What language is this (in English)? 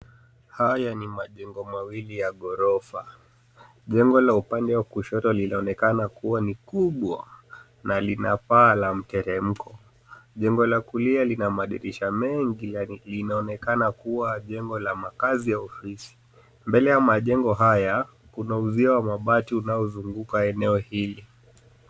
Swahili